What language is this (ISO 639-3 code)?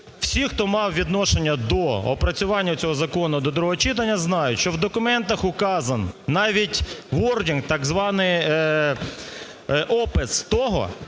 ukr